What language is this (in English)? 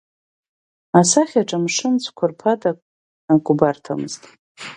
Abkhazian